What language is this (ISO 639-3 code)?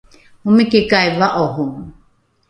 dru